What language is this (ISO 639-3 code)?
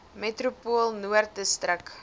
afr